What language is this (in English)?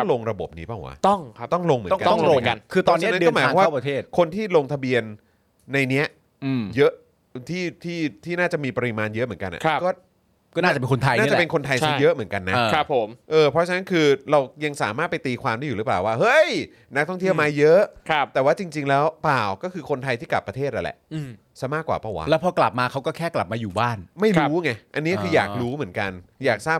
Thai